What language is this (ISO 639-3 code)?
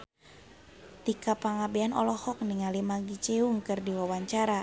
sun